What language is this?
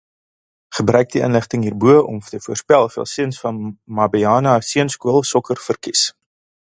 Afrikaans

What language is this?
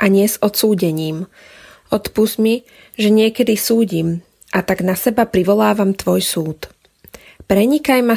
Slovak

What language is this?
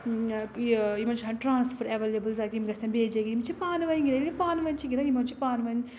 Kashmiri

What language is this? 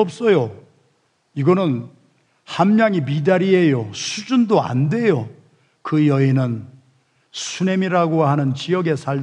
Korean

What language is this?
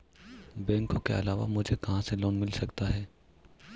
Hindi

